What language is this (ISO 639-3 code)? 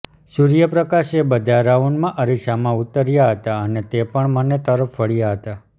guj